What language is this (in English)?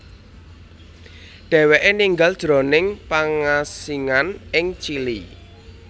Javanese